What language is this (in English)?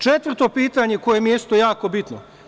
Serbian